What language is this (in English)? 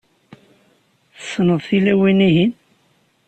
Kabyle